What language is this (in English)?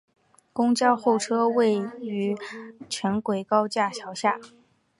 Chinese